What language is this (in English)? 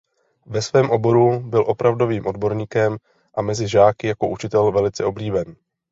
Czech